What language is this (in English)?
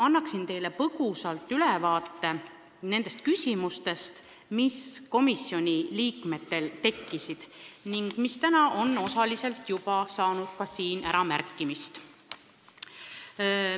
Estonian